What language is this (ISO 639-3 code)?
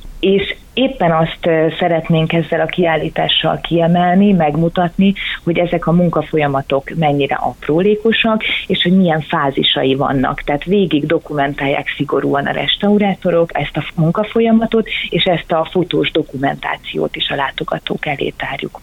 hun